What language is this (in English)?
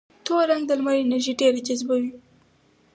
Pashto